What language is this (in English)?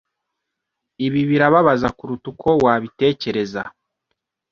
Kinyarwanda